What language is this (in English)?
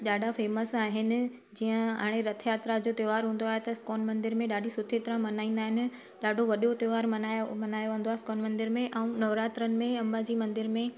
Sindhi